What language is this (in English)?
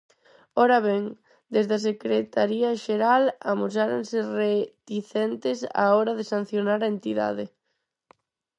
Galician